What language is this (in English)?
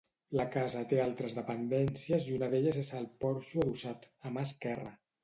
Catalan